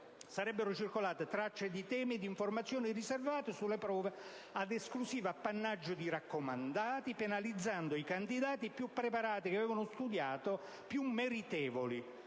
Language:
Italian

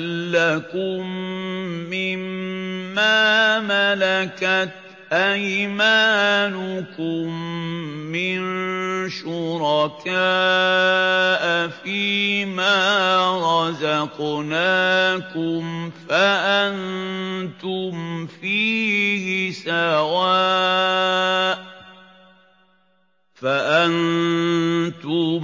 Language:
Arabic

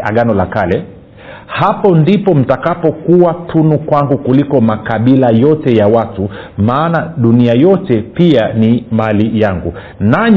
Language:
Swahili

